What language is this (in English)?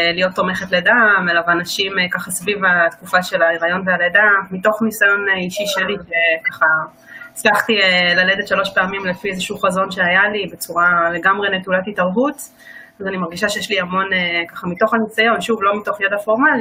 Hebrew